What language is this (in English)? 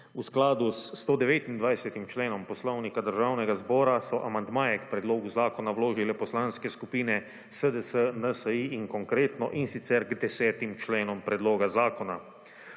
Slovenian